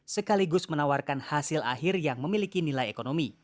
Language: Indonesian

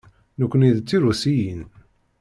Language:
Kabyle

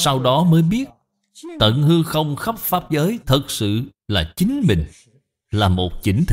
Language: Vietnamese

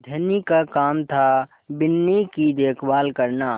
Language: Hindi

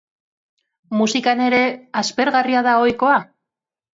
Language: Basque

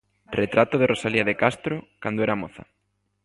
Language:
Galician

